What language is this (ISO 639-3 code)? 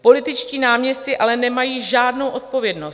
ces